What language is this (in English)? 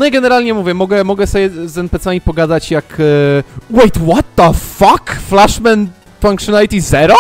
Polish